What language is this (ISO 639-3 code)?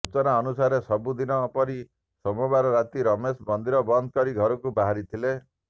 ori